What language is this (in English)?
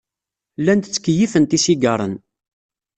Kabyle